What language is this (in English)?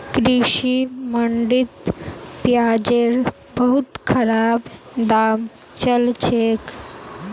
Magahi